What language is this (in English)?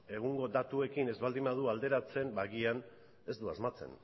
Basque